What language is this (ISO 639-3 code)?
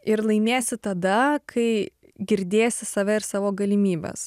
lit